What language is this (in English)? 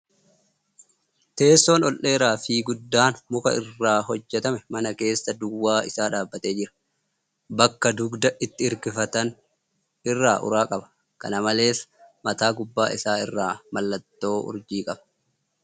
Oromo